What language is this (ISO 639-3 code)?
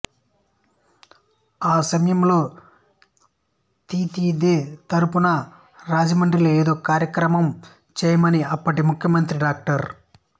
tel